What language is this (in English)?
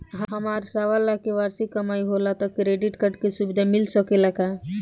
Bhojpuri